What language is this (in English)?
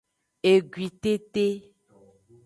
Aja (Benin)